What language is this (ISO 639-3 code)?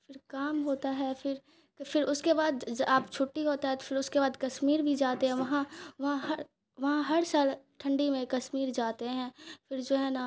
urd